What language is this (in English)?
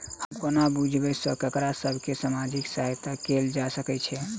Maithili